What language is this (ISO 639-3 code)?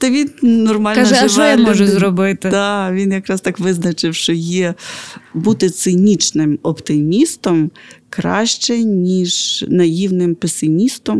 ukr